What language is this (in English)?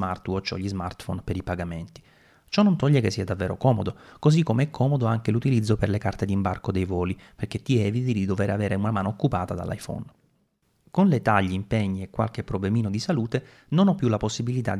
Italian